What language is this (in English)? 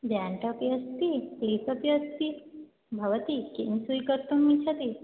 Sanskrit